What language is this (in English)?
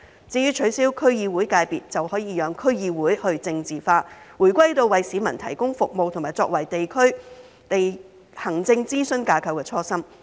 Cantonese